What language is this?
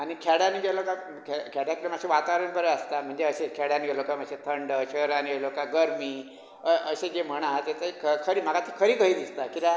Konkani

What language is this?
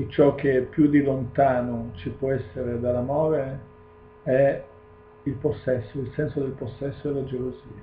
Italian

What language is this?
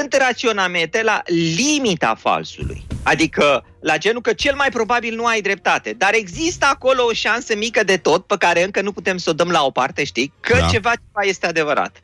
Romanian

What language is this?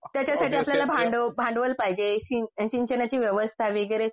Marathi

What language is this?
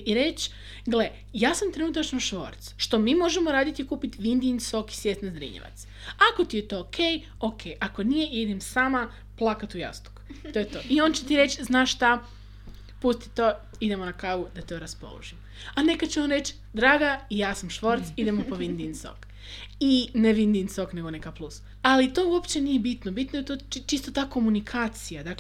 Croatian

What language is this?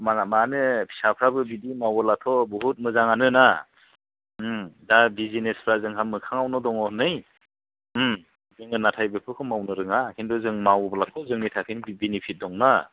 Bodo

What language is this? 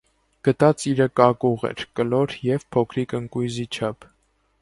Armenian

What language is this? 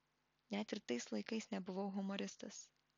Lithuanian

